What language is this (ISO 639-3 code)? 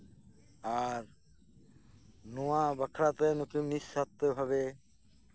sat